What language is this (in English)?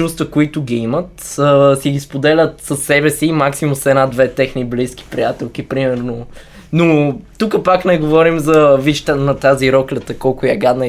Bulgarian